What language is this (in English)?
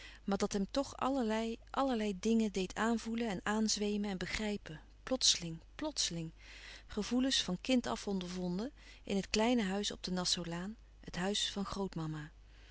Dutch